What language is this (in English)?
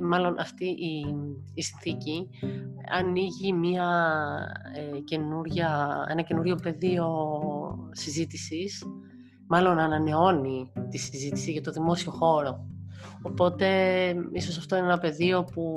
Greek